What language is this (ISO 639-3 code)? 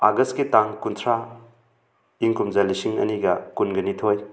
mni